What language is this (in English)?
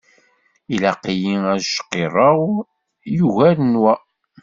Kabyle